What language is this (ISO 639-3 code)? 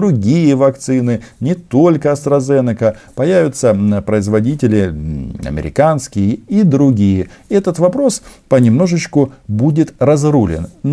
rus